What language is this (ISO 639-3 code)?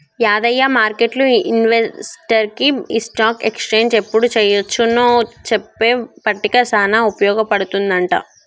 tel